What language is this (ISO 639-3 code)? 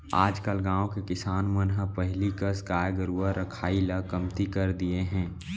hne